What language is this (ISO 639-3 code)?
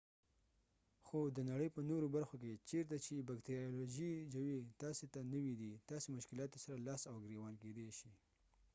pus